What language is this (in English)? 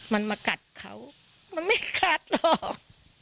Thai